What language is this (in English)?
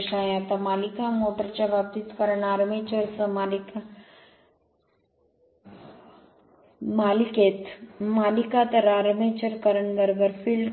Marathi